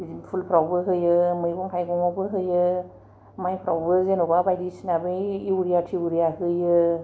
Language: Bodo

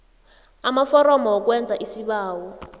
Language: South Ndebele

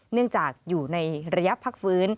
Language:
Thai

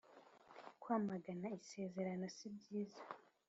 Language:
Kinyarwanda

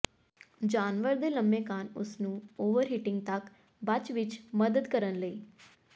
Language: Punjabi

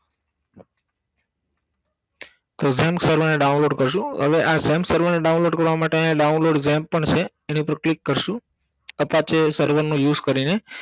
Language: Gujarati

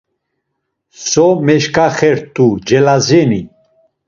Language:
Laz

